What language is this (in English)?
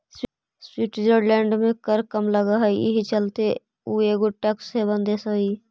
Magahi